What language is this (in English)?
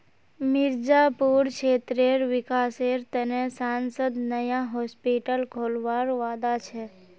Magahi